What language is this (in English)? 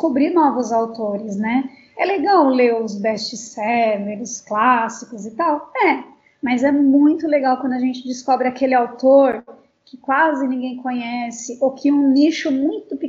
Portuguese